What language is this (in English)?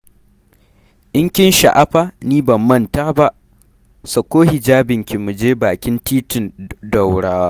Hausa